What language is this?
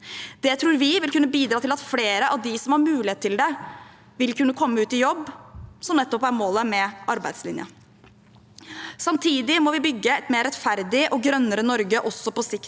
Norwegian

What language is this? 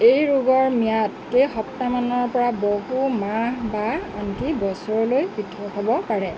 Assamese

